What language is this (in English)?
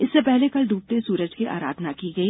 Hindi